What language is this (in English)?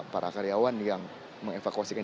Indonesian